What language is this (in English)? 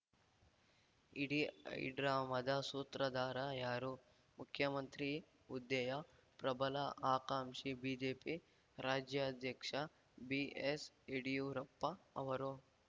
Kannada